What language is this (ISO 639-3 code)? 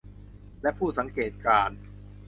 tha